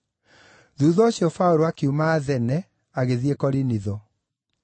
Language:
Kikuyu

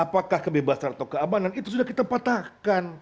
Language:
Indonesian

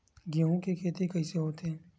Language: Chhattisgarhi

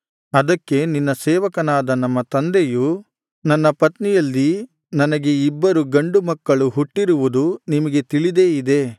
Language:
Kannada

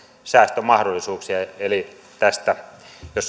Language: Finnish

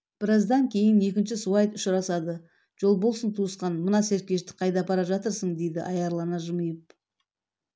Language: Kazakh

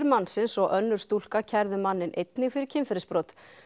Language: Icelandic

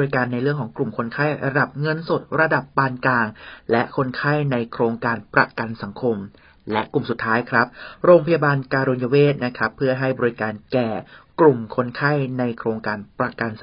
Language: Thai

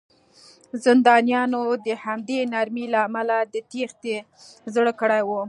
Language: Pashto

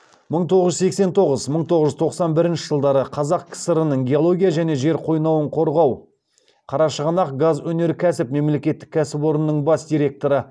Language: Kazakh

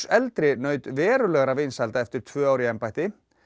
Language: Icelandic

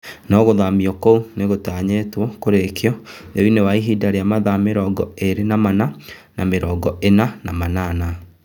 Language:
Kikuyu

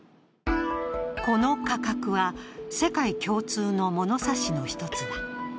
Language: Japanese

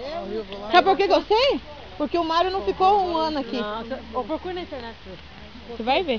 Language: Portuguese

